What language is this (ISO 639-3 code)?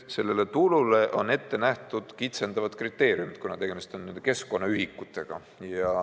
est